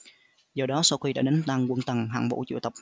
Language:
Vietnamese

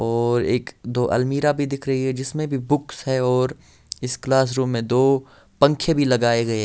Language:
Hindi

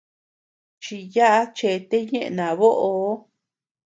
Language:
Tepeuxila Cuicatec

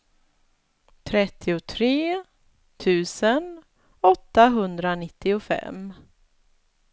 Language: Swedish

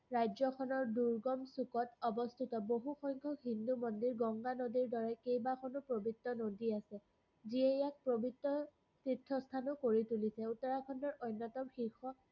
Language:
Assamese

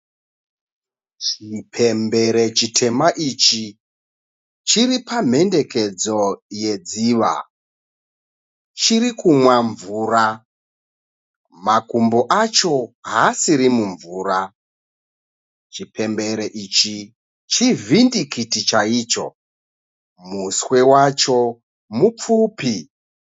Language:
Shona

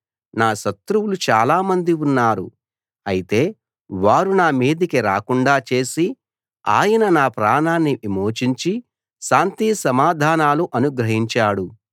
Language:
Telugu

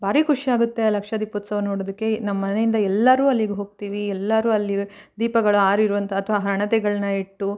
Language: Kannada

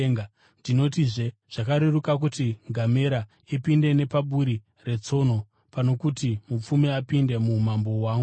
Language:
Shona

